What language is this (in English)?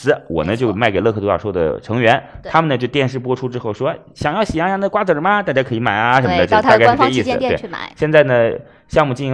Chinese